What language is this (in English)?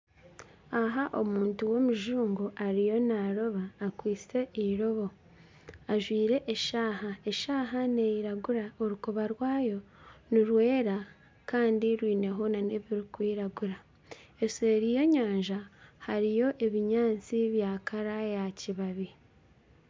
Nyankole